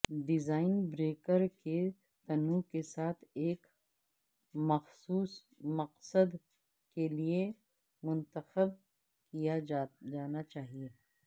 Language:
Urdu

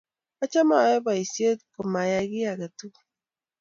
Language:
Kalenjin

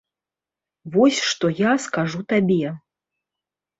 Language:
Belarusian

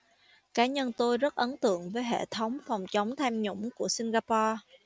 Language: Vietnamese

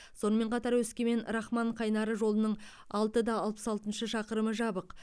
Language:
Kazakh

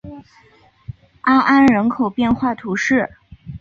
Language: Chinese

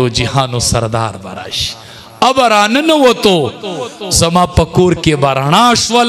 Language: Arabic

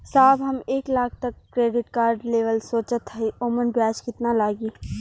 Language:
Bhojpuri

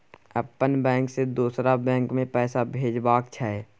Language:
Maithili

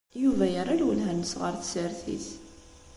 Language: Kabyle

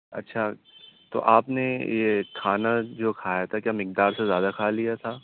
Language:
Urdu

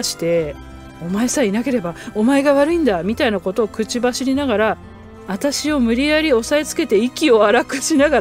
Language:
Japanese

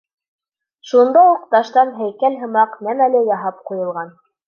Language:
Bashkir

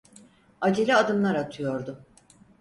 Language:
Turkish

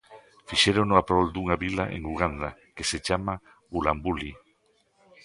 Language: Galician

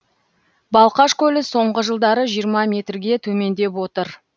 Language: Kazakh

